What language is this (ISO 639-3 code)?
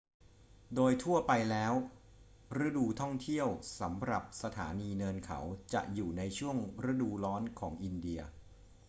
tha